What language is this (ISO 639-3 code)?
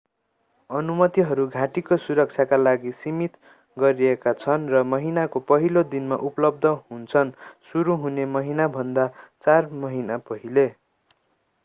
nep